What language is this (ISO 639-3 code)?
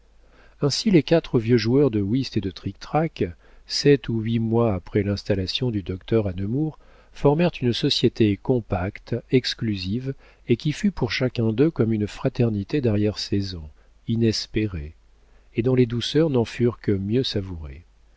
fra